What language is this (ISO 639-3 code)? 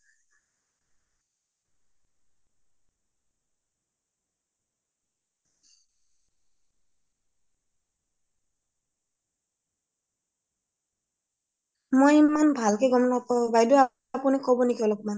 asm